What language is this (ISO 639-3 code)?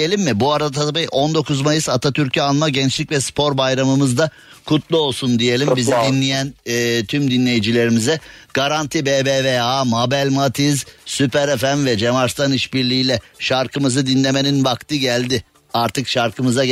tur